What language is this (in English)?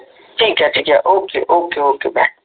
Marathi